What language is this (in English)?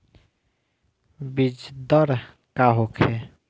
Bhojpuri